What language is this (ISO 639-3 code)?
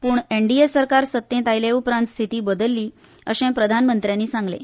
kok